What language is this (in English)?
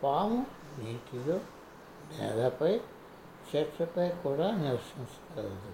Telugu